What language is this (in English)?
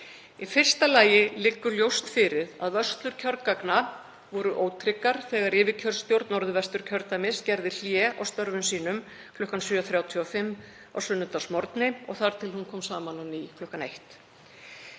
Icelandic